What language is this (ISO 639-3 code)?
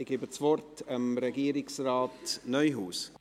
gsw